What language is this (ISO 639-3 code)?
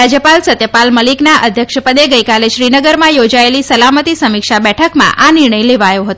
guj